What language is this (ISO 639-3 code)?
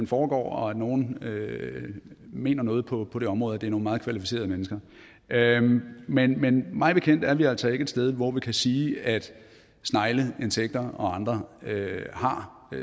dan